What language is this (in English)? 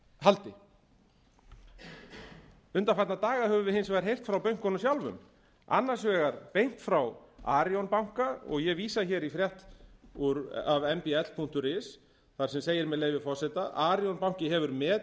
Icelandic